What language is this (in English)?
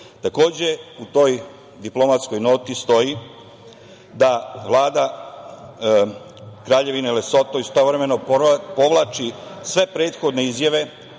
Serbian